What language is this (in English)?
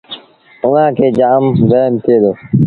Sindhi Bhil